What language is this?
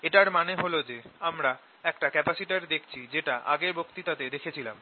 Bangla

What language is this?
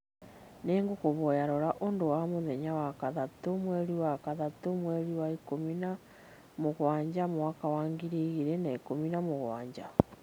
Kikuyu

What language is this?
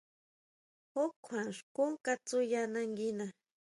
Huautla Mazatec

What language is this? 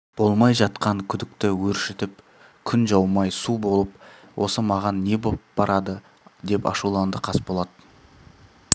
Kazakh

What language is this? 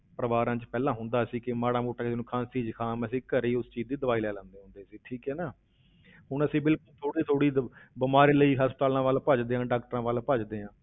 Punjabi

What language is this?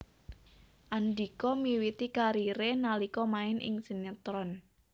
Javanese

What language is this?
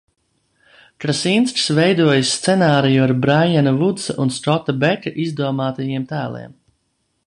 Latvian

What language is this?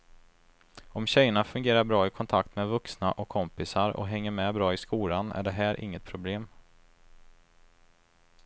Swedish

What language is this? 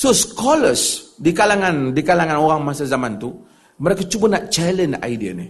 Malay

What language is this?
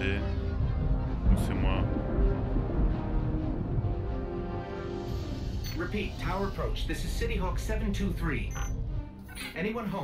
French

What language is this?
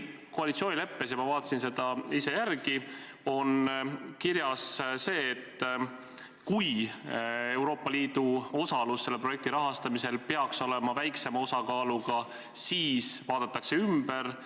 Estonian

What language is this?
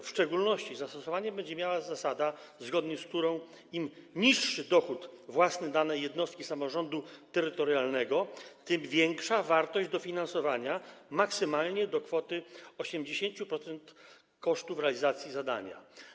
Polish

